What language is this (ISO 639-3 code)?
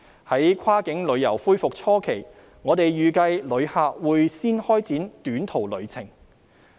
yue